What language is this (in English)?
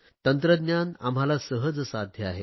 Marathi